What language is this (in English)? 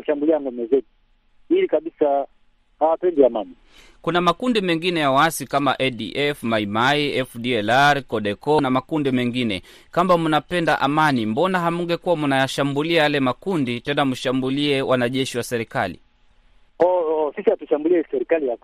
Swahili